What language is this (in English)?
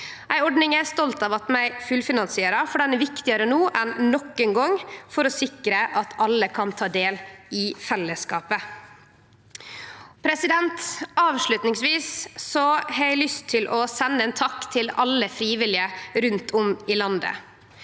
Norwegian